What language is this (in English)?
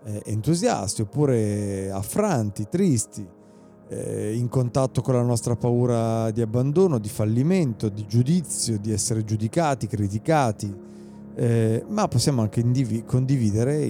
Italian